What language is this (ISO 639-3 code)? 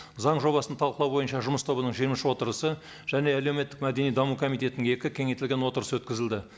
kaz